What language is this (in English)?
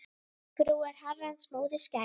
Icelandic